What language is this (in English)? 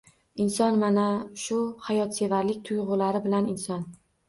Uzbek